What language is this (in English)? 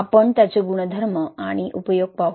Marathi